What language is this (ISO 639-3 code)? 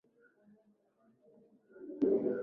swa